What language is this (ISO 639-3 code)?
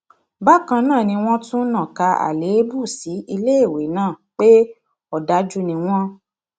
yor